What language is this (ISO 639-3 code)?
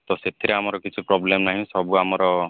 ori